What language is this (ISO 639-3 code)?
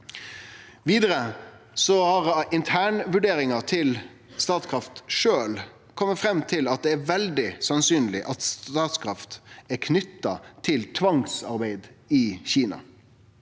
nor